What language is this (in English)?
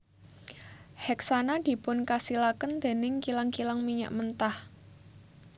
Javanese